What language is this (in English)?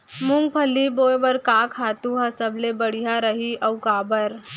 Chhattisgarhi